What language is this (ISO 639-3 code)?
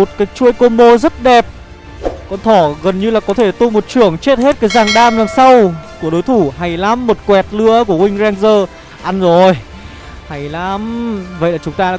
vie